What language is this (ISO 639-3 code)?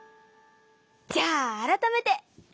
jpn